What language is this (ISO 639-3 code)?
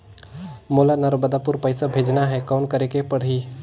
hne